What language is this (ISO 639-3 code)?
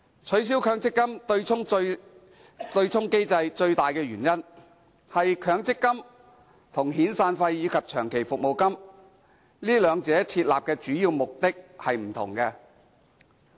yue